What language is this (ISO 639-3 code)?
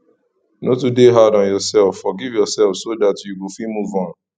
pcm